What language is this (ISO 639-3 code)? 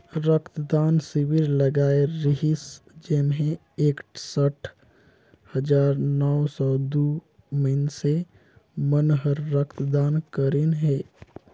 hne